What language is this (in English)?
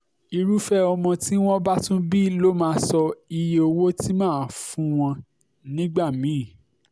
Yoruba